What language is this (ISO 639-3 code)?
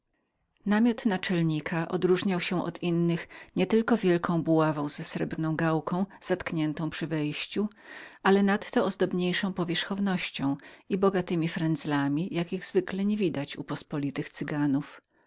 pol